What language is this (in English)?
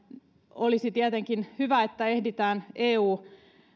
Finnish